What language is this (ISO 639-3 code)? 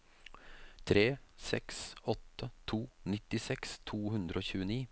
nor